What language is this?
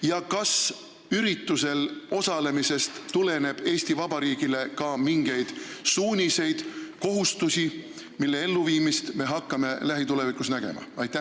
Estonian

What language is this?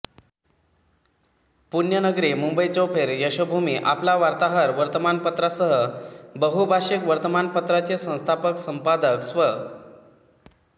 Marathi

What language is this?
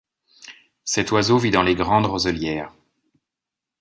French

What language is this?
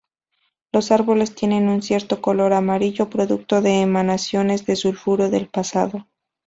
Spanish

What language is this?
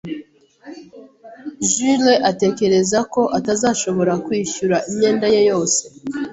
Kinyarwanda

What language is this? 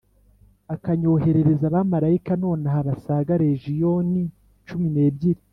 Kinyarwanda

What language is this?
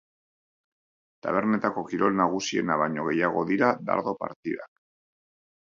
Basque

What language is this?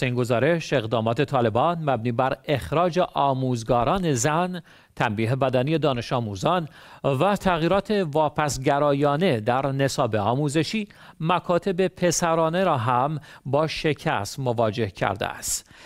Persian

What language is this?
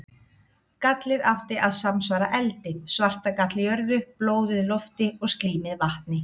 Icelandic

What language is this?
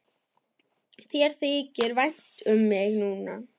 Icelandic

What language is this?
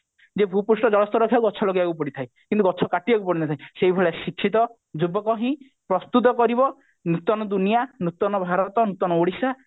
Odia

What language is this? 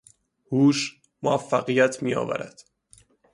Persian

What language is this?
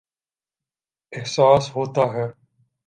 Urdu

